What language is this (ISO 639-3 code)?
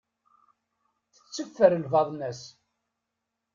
kab